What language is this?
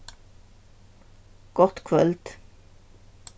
Faroese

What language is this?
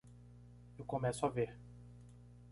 Portuguese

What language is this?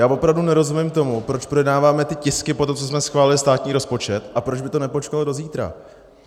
Czech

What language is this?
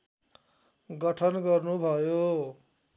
Nepali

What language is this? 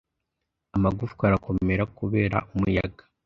Kinyarwanda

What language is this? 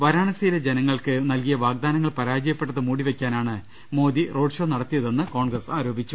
Malayalam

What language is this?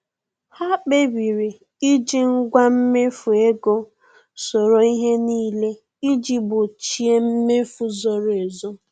Igbo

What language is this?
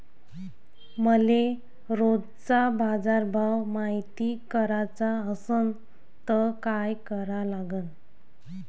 Marathi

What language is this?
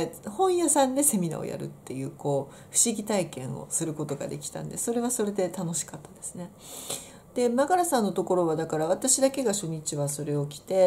Japanese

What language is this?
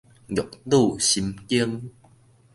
Min Nan Chinese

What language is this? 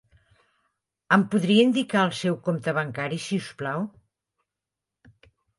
Catalan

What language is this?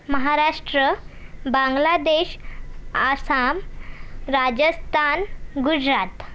Marathi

